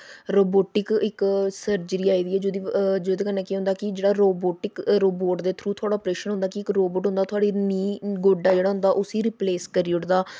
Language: Dogri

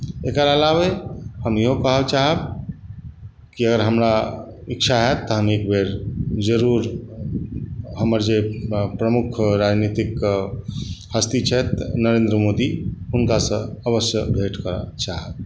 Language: Maithili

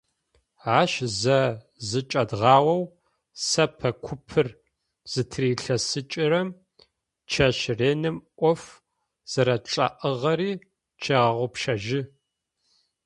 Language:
Adyghe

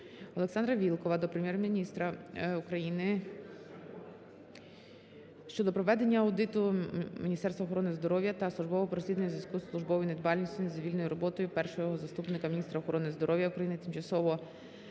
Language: Ukrainian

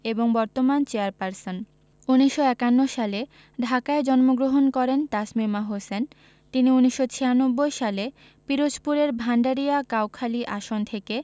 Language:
Bangla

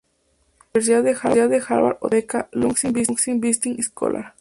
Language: Spanish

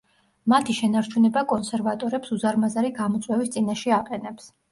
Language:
Georgian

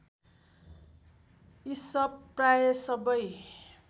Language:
Nepali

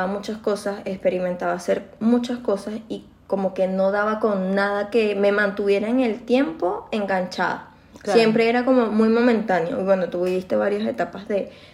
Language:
Spanish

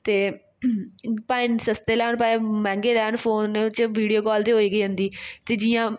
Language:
Dogri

